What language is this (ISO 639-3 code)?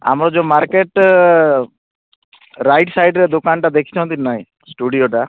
ori